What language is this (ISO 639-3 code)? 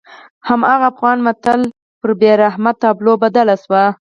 pus